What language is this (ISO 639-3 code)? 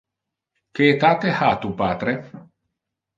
ina